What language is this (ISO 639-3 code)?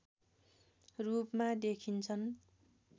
nep